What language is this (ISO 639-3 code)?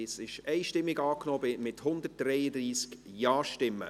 gsw